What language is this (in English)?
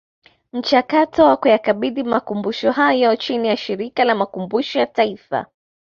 Swahili